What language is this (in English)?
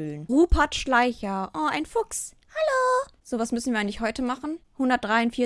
German